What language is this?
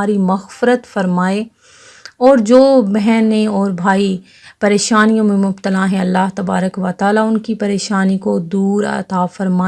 Turkish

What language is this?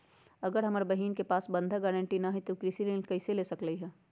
Magahi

